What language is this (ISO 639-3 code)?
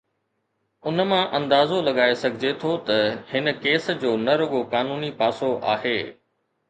snd